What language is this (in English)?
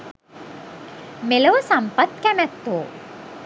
Sinhala